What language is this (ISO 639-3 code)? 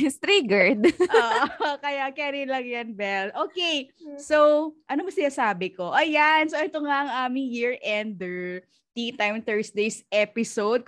fil